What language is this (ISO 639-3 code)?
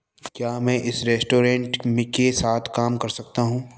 hin